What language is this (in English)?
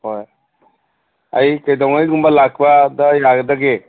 Manipuri